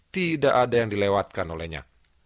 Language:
Indonesian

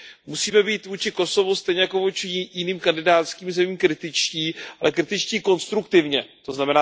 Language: Czech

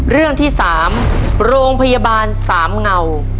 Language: Thai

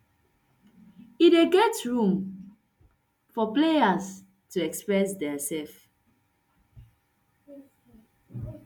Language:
Nigerian Pidgin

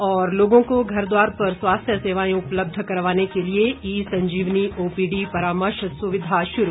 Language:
Hindi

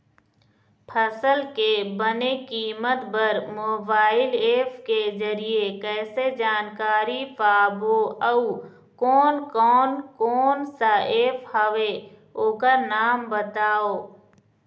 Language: Chhattisgarhi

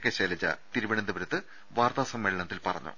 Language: Malayalam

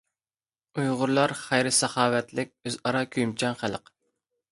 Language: Uyghur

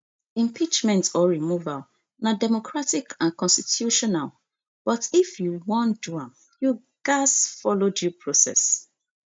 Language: Nigerian Pidgin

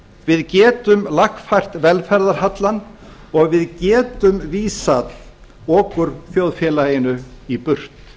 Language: Icelandic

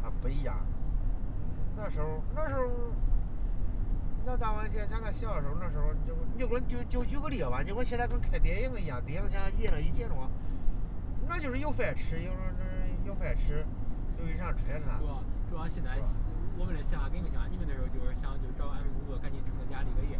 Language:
Chinese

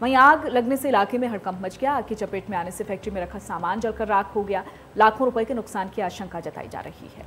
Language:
Hindi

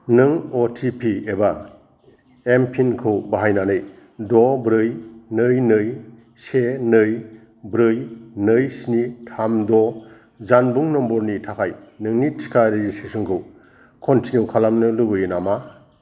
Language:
Bodo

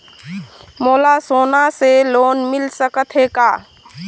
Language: Chhattisgarhi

